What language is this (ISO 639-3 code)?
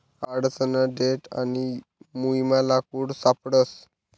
mar